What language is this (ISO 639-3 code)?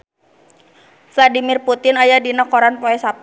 sun